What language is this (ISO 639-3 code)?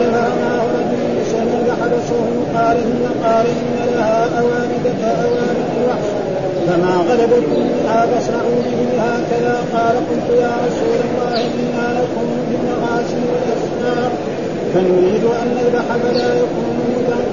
ara